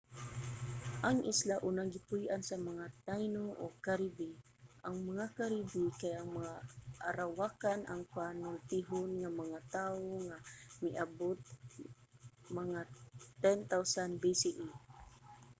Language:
Cebuano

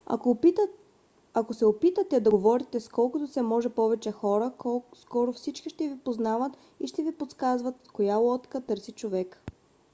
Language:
Bulgarian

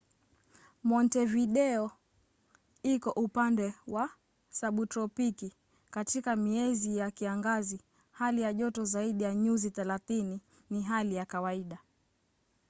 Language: Swahili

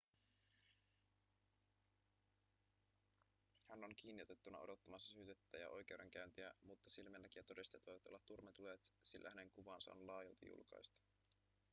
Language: Finnish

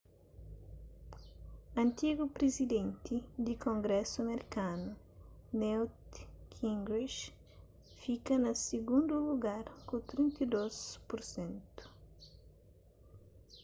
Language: Kabuverdianu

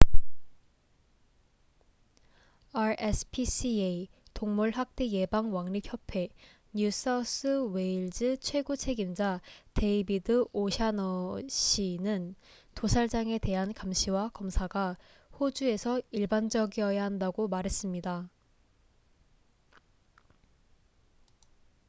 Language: Korean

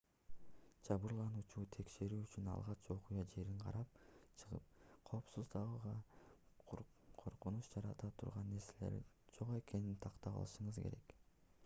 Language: Kyrgyz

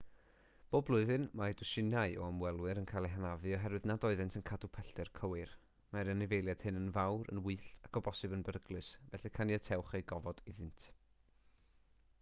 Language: Welsh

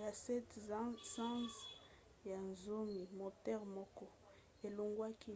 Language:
Lingala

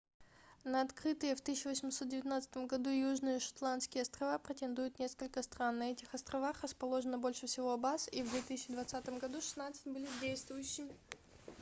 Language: Russian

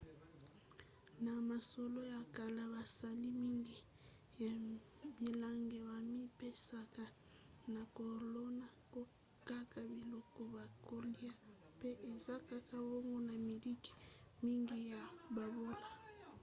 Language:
Lingala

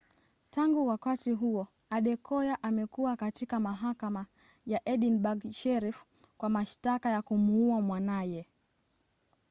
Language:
Swahili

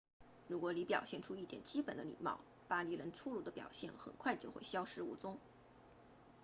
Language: Chinese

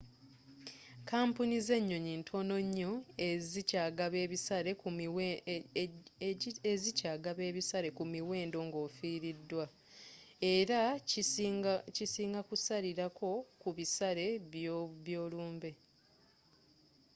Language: Ganda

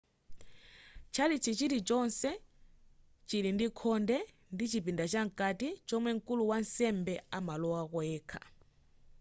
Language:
Nyanja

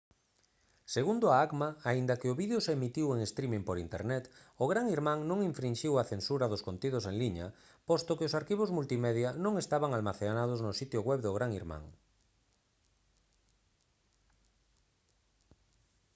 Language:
Galician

